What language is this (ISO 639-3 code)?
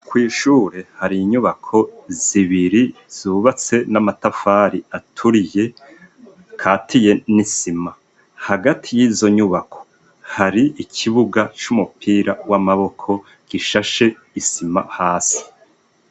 run